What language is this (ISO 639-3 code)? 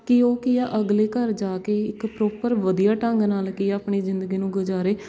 pan